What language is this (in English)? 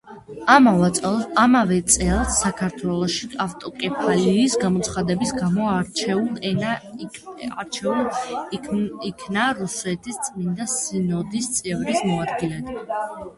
Georgian